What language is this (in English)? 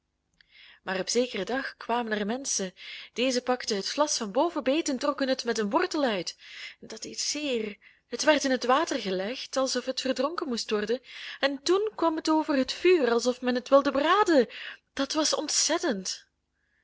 Dutch